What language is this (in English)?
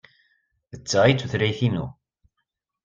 Kabyle